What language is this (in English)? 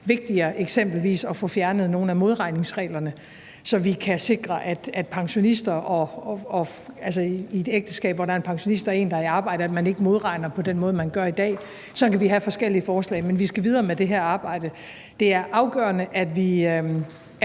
Danish